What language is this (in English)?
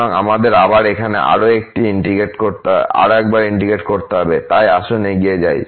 Bangla